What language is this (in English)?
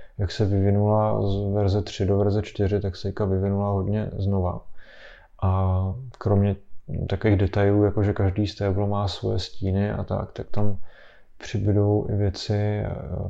Czech